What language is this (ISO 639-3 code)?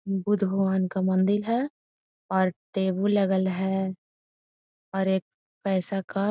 mag